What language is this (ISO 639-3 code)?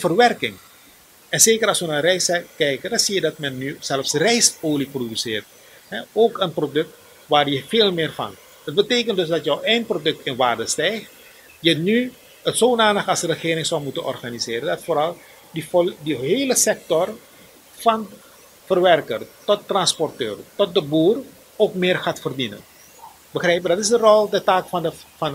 nld